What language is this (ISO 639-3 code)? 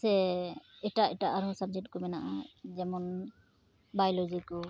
sat